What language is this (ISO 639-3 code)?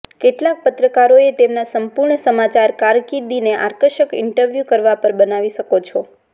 guj